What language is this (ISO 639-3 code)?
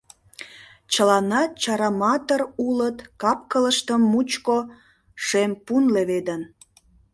chm